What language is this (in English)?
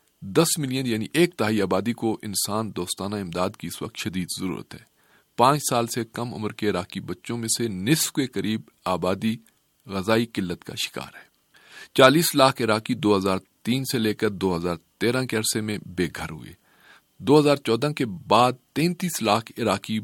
Urdu